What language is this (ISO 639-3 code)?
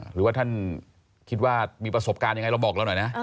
tha